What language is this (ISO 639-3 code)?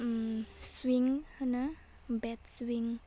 brx